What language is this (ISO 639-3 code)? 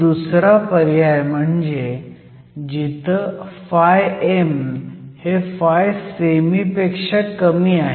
mar